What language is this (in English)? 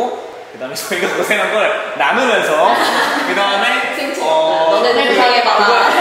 Korean